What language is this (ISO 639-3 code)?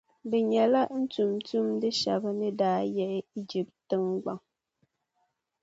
dag